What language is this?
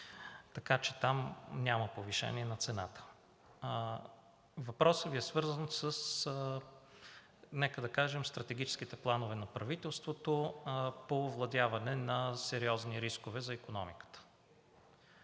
Bulgarian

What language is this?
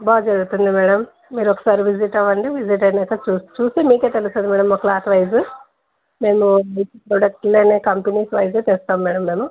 Telugu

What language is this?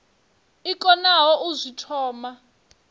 Venda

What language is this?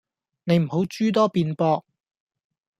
Cantonese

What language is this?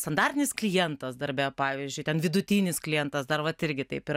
Lithuanian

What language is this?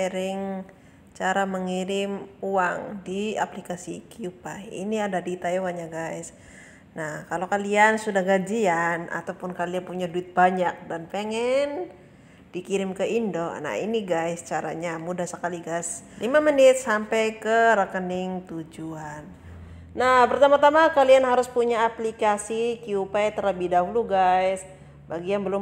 Indonesian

